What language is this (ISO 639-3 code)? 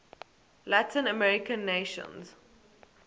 eng